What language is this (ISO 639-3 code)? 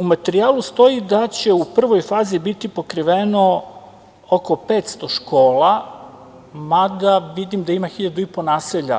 srp